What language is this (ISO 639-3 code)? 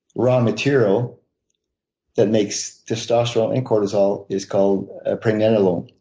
eng